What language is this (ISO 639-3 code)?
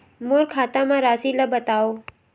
hne